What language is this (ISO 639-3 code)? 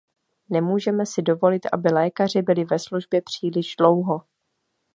ces